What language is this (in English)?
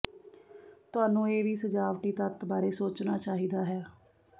Punjabi